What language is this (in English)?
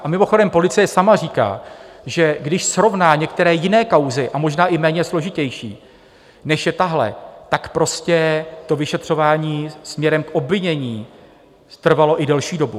Czech